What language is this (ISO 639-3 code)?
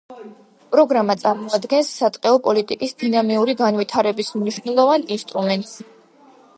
kat